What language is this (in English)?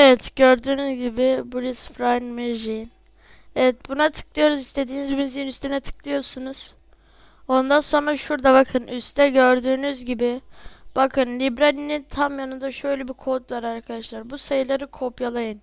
Turkish